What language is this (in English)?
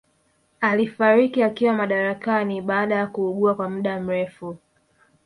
Swahili